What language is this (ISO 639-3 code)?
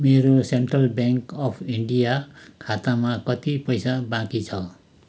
nep